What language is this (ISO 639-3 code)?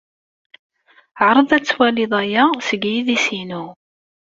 kab